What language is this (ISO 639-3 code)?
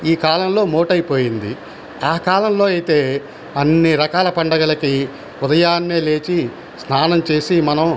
tel